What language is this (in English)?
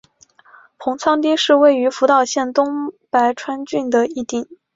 Chinese